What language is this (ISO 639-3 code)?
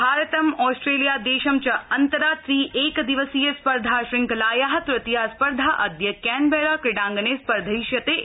san